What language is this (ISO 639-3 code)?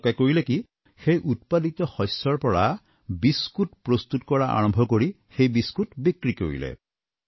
asm